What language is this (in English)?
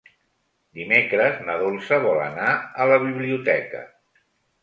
Catalan